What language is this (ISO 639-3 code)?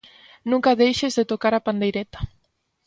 glg